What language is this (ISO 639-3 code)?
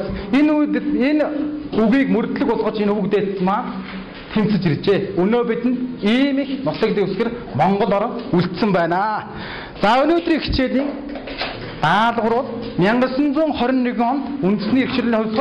kor